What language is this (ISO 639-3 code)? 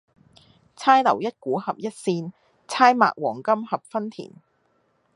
yue